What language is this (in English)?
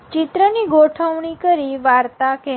Gujarati